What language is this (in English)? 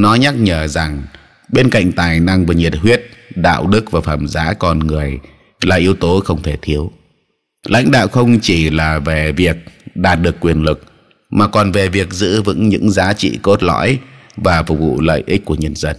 Vietnamese